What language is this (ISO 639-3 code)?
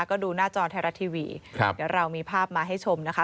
tha